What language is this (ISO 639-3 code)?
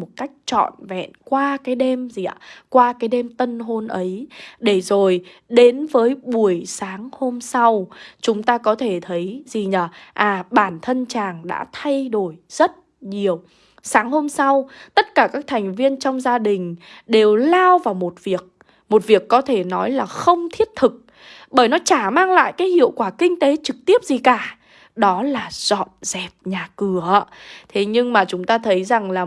vie